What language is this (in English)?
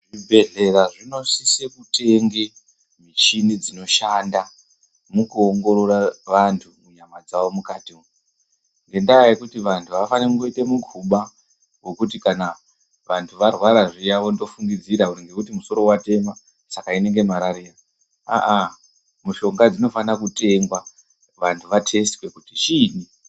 Ndau